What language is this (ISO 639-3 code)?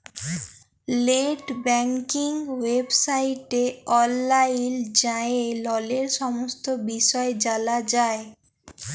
ben